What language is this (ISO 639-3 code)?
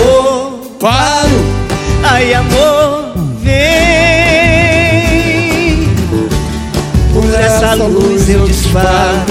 por